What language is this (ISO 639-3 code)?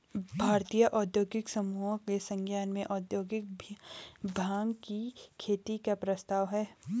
hin